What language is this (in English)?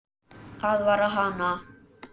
Icelandic